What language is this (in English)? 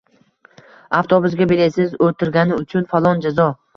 Uzbek